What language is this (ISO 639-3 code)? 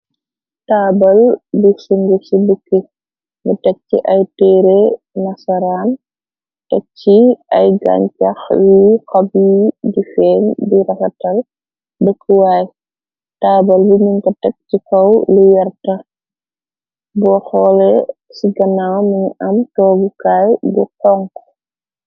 wol